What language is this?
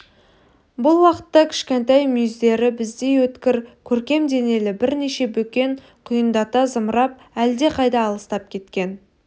Kazakh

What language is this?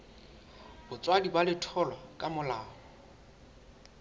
Southern Sotho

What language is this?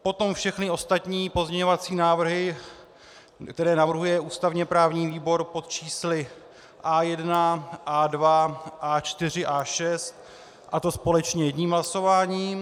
Czech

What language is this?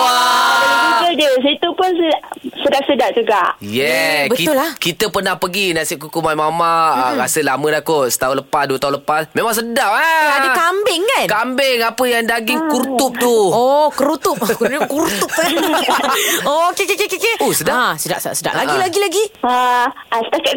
Malay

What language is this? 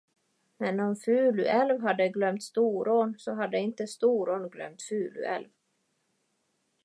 Swedish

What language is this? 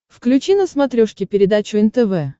Russian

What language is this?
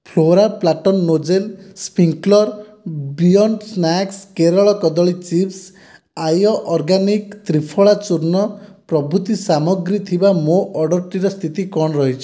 Odia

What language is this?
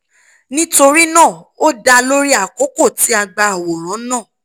Yoruba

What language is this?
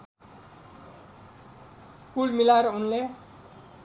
Nepali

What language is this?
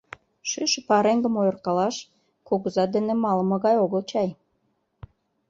Mari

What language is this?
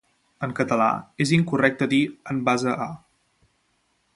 Catalan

